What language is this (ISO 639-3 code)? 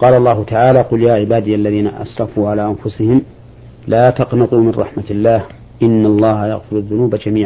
ara